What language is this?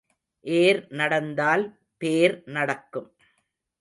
Tamil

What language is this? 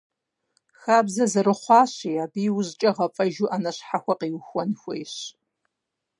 Kabardian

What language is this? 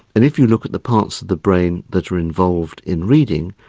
English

